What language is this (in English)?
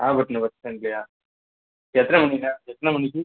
Tamil